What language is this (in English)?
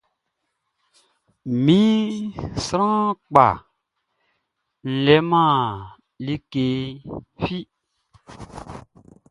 Baoulé